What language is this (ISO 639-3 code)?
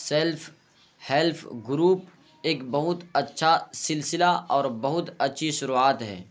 urd